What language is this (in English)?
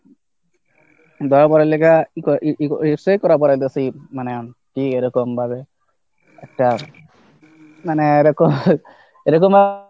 Bangla